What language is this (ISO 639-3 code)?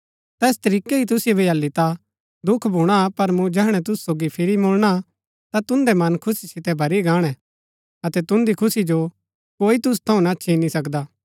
gbk